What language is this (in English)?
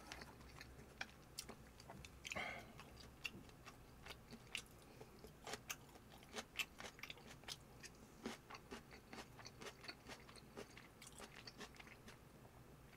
Korean